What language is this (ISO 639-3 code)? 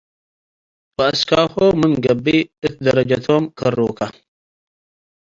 tig